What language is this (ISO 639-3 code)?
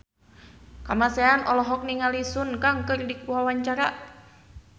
sun